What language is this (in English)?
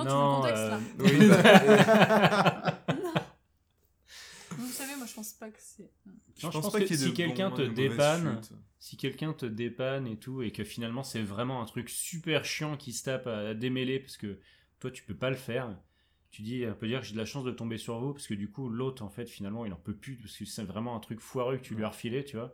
French